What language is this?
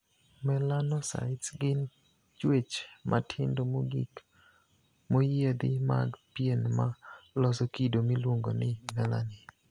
Luo (Kenya and Tanzania)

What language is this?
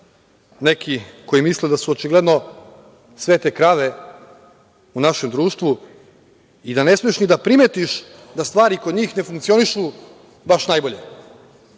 Serbian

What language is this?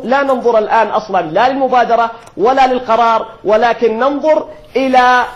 Arabic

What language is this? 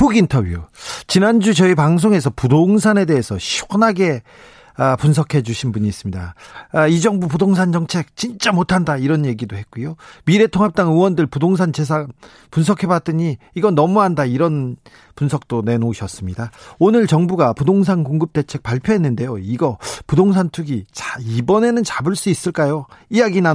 Korean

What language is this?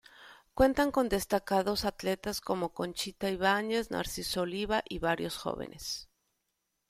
Spanish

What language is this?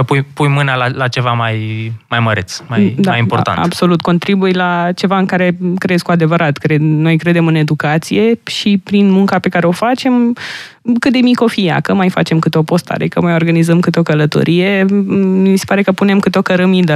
Romanian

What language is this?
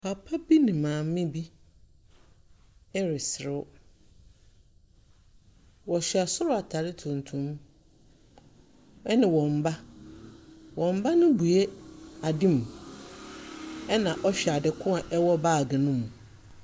Akan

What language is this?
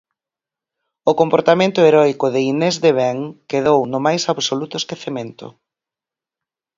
Galician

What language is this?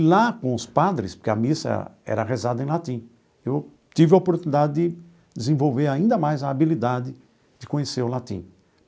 Portuguese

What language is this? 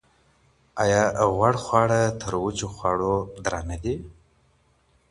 Pashto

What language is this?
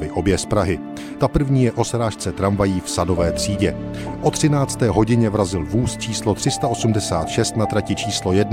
Czech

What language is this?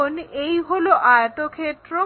Bangla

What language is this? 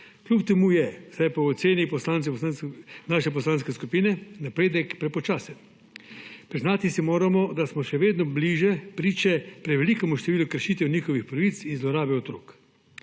Slovenian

